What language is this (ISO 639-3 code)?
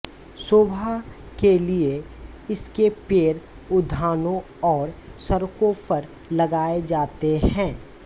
hin